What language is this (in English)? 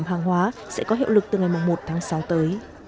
Vietnamese